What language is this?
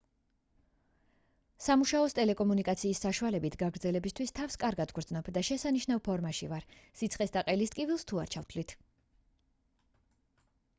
Georgian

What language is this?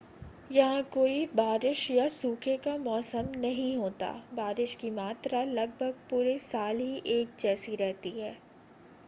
Hindi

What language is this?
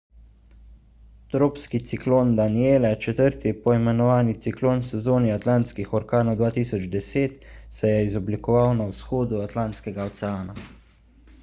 Slovenian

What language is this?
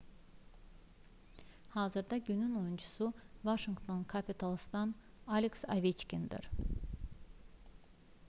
Azerbaijani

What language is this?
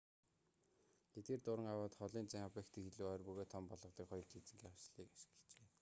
Mongolian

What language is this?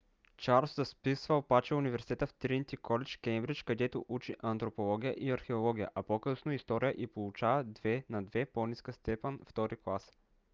Bulgarian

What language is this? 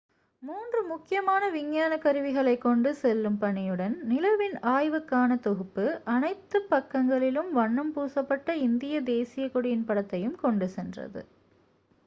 Tamil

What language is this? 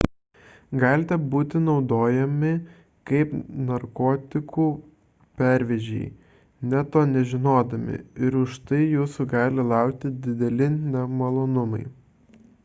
Lithuanian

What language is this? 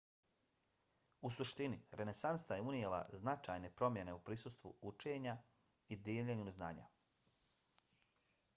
Bosnian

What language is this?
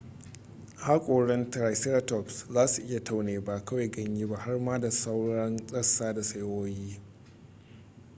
Hausa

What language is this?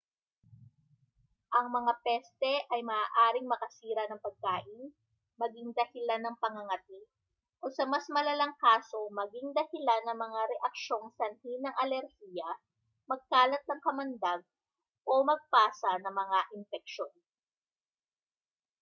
Filipino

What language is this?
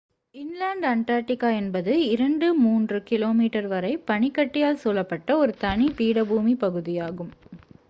Tamil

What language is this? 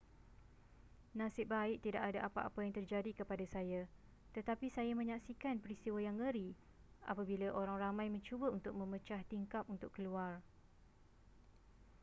Malay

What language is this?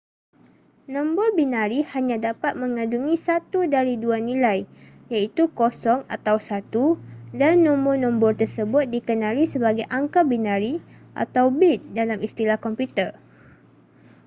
Malay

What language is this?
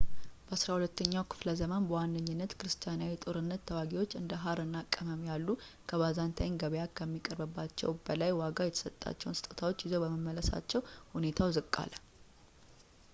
Amharic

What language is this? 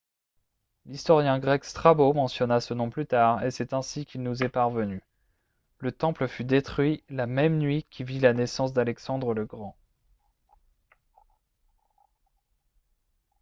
French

